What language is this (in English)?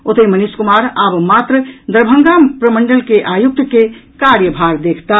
Maithili